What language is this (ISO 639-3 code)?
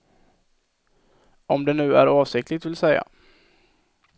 swe